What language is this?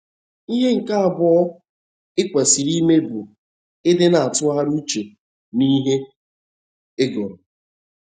Igbo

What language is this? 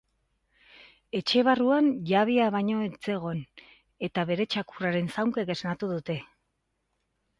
Basque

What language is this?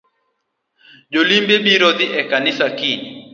Luo (Kenya and Tanzania)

